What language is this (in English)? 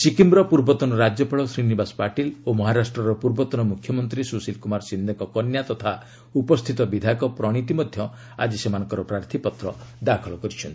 Odia